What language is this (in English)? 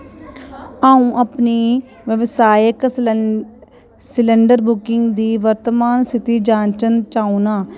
Dogri